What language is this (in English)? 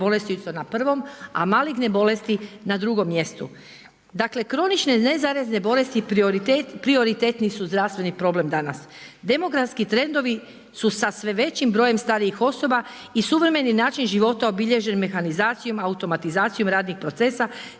Croatian